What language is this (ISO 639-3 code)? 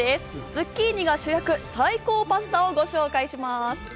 jpn